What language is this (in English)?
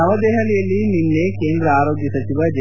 Kannada